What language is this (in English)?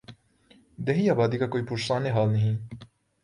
Urdu